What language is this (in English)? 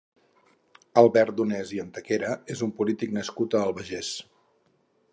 Catalan